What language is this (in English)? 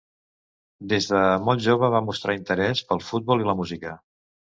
Catalan